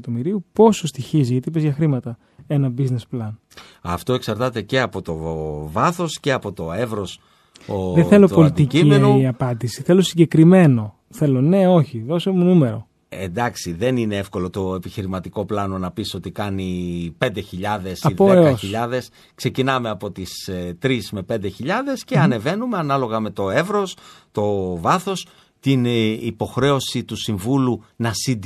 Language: Greek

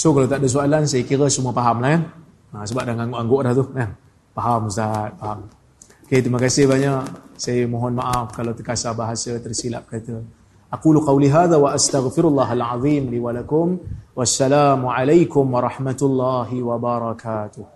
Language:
Malay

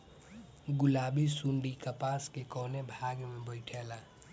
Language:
Bhojpuri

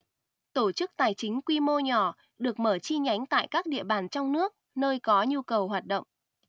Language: Vietnamese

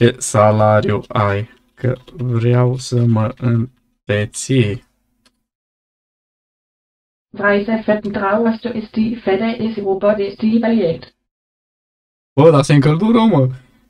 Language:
Romanian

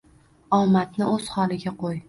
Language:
Uzbek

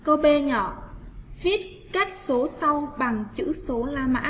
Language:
Vietnamese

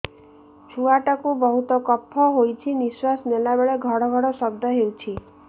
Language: Odia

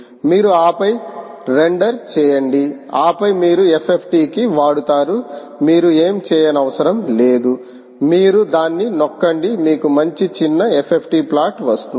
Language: Telugu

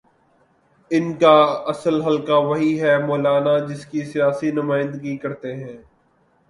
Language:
Urdu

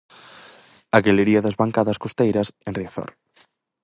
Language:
Galician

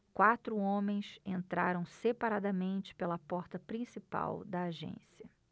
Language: Portuguese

